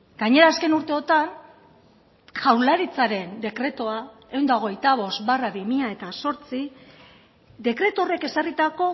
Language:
Basque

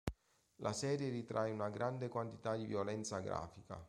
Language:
Italian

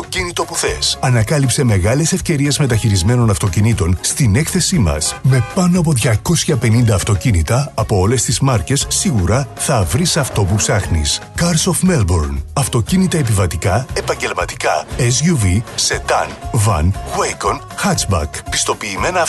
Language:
Greek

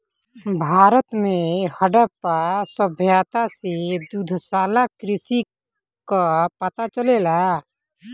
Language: Bhojpuri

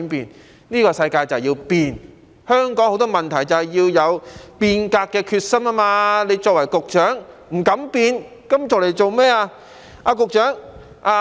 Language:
Cantonese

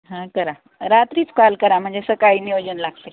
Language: Marathi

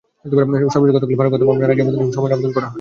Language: Bangla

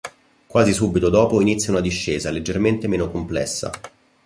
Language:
Italian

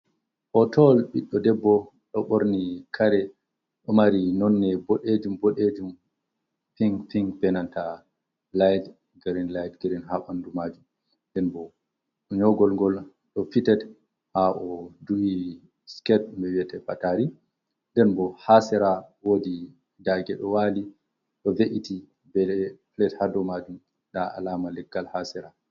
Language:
Fula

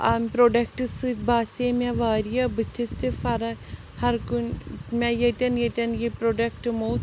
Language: Kashmiri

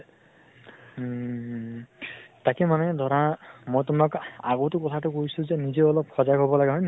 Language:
Assamese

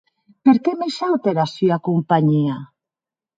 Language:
Occitan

